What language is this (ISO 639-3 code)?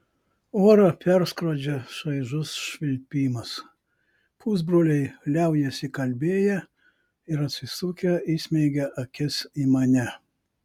lit